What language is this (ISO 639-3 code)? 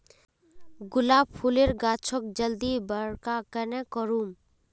mag